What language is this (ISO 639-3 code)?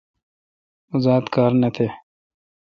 xka